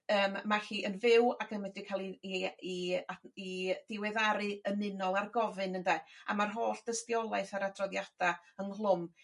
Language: Welsh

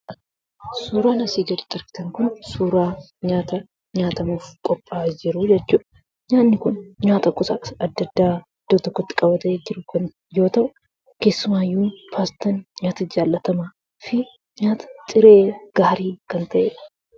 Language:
Oromo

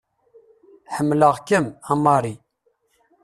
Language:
Kabyle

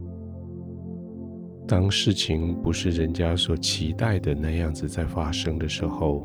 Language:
Chinese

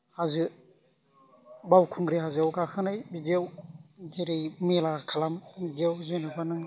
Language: Bodo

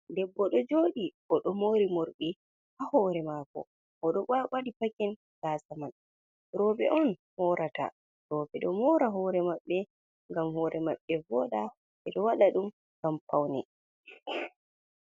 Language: Fula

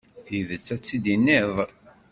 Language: Kabyle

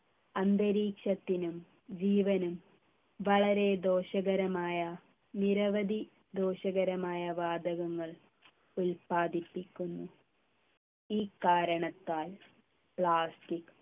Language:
Malayalam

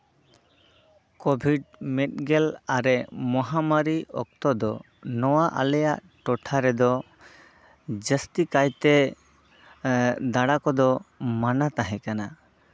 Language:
Santali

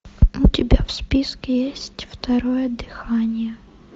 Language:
Russian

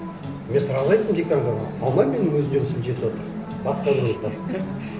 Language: Kazakh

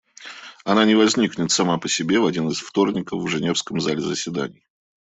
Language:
Russian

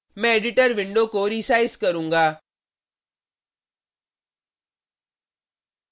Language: Hindi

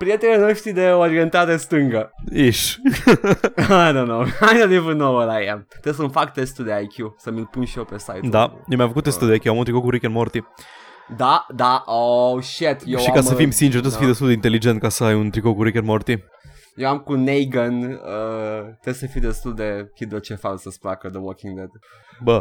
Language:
Romanian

